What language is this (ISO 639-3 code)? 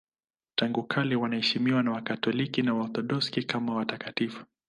swa